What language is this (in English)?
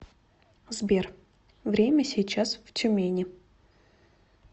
Russian